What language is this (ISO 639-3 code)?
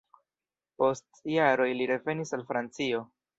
epo